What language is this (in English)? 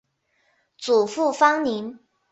Chinese